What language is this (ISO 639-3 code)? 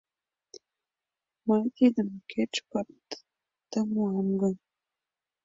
chm